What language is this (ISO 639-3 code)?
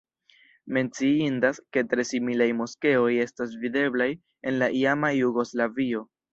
epo